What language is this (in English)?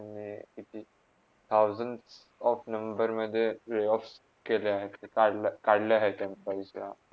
Marathi